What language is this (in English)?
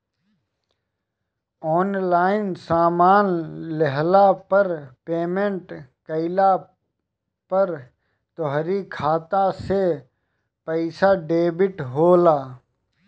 Bhojpuri